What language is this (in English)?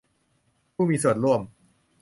Thai